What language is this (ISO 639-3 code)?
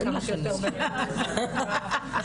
heb